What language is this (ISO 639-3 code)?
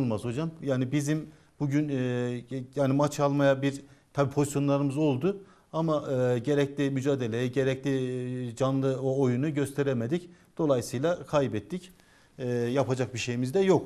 tur